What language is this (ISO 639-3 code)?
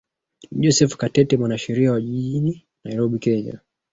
swa